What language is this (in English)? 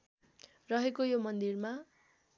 Nepali